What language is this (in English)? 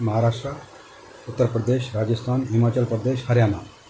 Sindhi